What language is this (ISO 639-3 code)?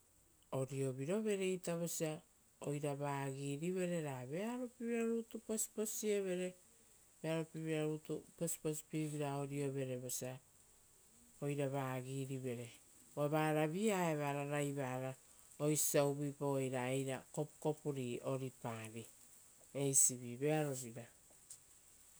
roo